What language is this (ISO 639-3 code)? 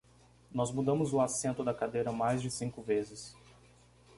por